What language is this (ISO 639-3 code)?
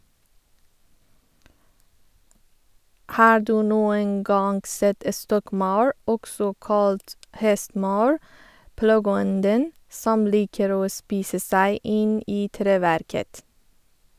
nor